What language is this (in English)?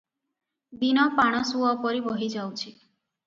Odia